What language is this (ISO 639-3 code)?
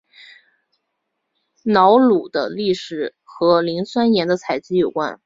zho